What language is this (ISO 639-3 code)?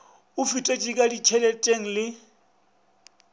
nso